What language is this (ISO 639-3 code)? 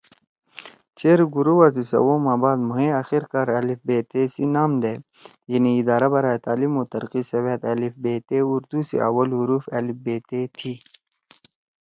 trw